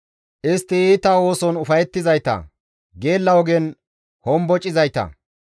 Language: Gamo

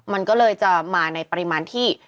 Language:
Thai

